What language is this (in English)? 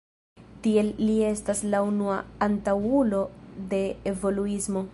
Esperanto